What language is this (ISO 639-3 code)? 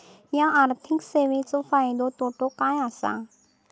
mar